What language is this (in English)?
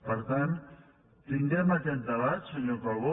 Catalan